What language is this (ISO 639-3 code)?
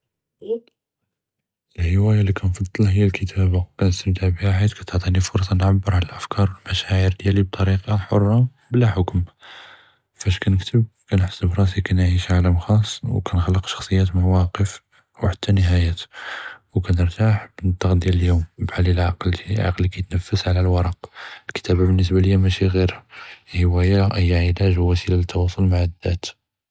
jrb